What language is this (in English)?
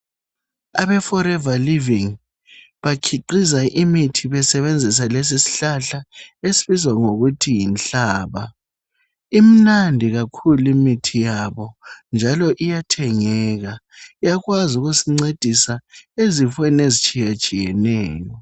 North Ndebele